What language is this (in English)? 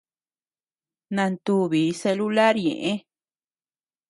Tepeuxila Cuicatec